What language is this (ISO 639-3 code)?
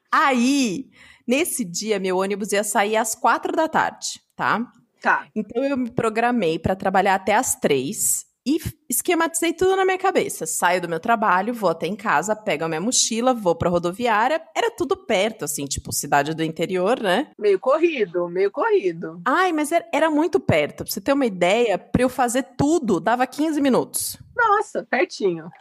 por